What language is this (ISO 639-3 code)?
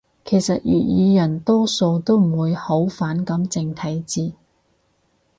yue